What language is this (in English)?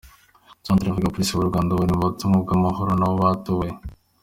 Kinyarwanda